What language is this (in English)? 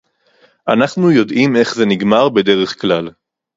Hebrew